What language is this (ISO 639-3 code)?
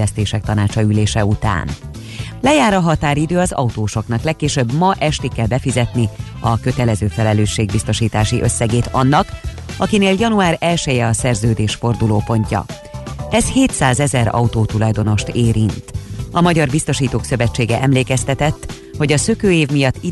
hun